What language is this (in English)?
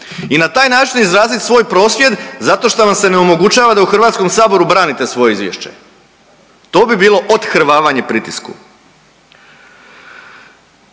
Croatian